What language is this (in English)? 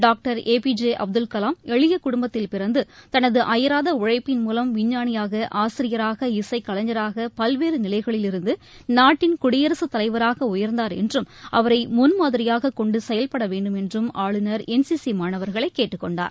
Tamil